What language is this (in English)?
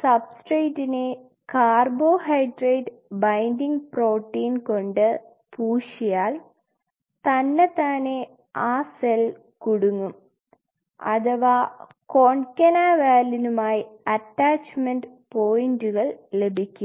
Malayalam